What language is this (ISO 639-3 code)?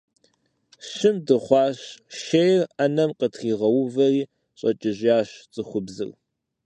kbd